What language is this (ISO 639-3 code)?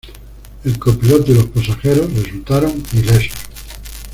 spa